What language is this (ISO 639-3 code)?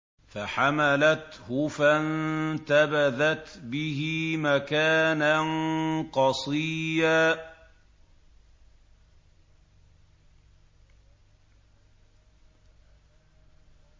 ara